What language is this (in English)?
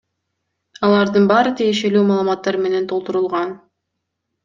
Kyrgyz